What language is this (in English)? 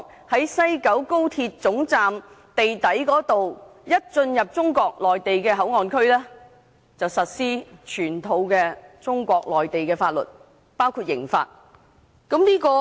Cantonese